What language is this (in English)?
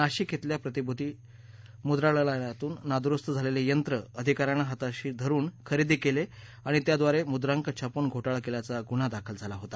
Marathi